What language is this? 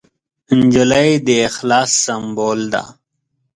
Pashto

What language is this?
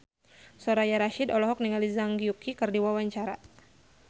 Sundanese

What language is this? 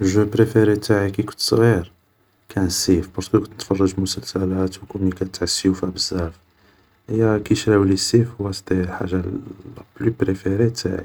Algerian Arabic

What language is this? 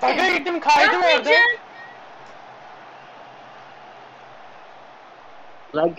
Turkish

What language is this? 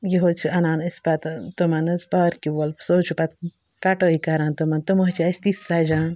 Kashmiri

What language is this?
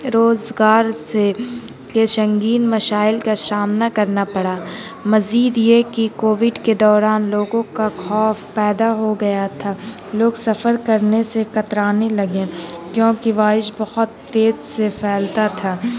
Urdu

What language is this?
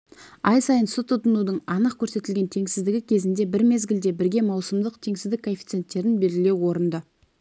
Kazakh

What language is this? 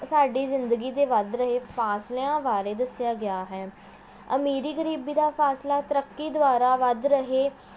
Punjabi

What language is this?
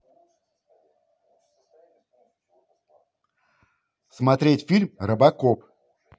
Russian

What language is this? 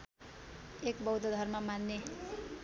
Nepali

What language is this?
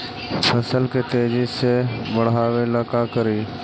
Magahi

